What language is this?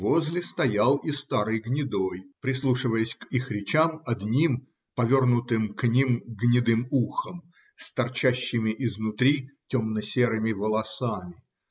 Russian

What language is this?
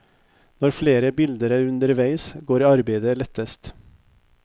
Norwegian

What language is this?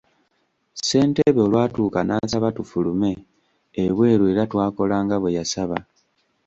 Ganda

